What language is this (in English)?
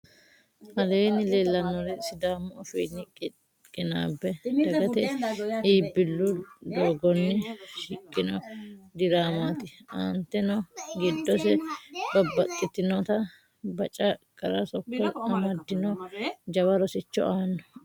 Sidamo